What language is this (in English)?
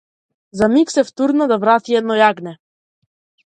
Macedonian